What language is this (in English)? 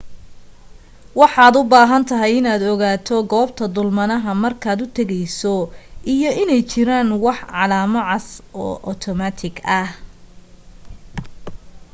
Somali